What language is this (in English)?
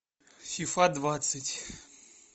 Russian